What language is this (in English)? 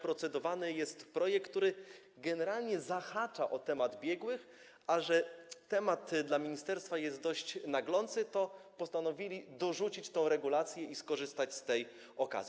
Polish